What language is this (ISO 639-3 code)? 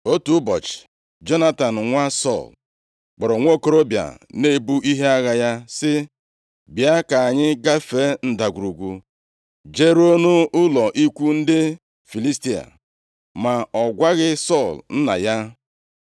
ibo